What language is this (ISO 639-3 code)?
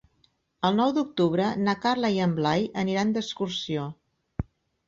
cat